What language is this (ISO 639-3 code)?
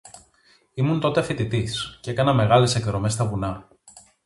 ell